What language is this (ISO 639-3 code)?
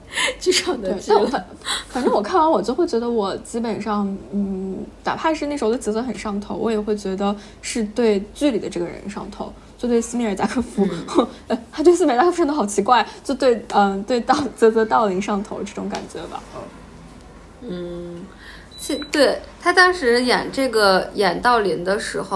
zho